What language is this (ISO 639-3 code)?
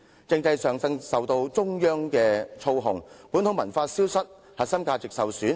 yue